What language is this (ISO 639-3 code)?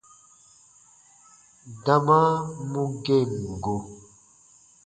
bba